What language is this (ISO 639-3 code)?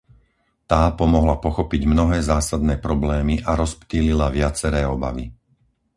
slk